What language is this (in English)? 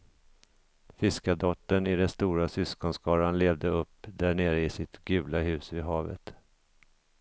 Swedish